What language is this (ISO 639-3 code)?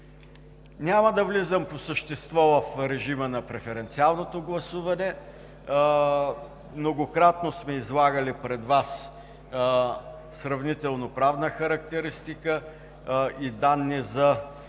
bul